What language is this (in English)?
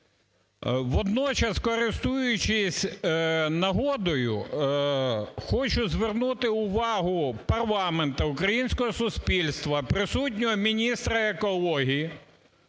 Ukrainian